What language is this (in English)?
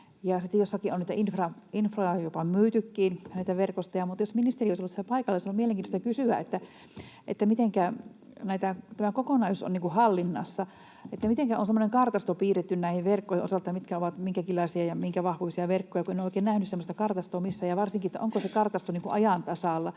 Finnish